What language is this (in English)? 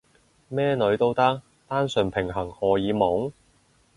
Cantonese